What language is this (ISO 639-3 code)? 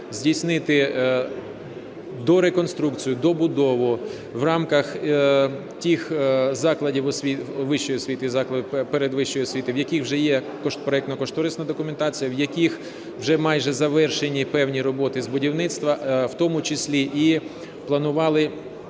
ukr